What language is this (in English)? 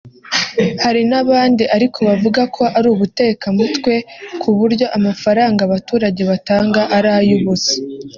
Kinyarwanda